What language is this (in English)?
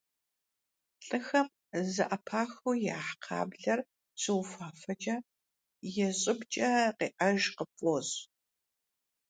Kabardian